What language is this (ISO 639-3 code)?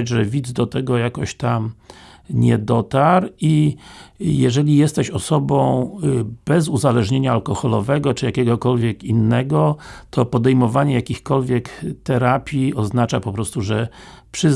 pol